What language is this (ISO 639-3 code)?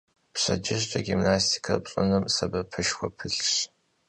kbd